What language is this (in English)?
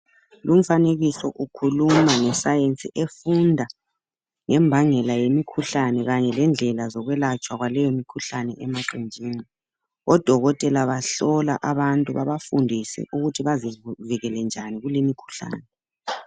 North Ndebele